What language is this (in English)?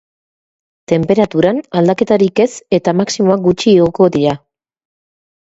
Basque